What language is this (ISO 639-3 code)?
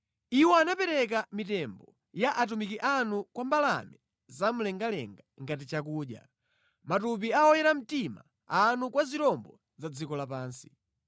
nya